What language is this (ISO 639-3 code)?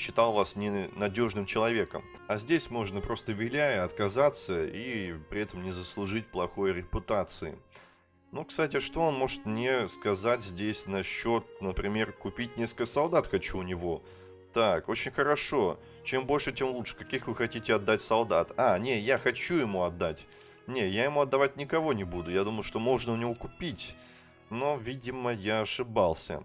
rus